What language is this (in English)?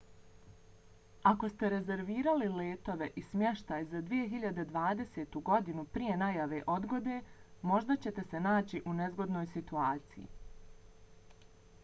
Bosnian